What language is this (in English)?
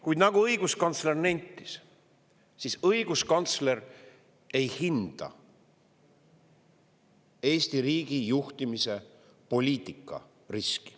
Estonian